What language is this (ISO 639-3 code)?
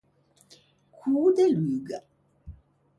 lij